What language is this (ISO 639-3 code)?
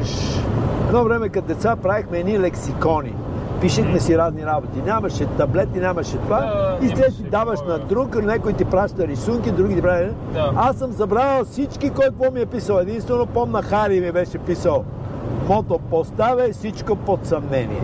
bul